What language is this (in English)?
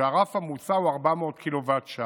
Hebrew